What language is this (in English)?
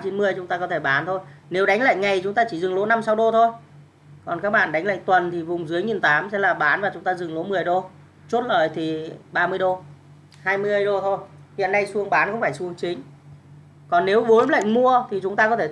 Vietnamese